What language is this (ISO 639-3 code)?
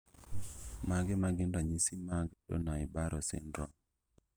luo